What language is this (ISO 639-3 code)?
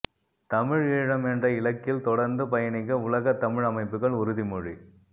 tam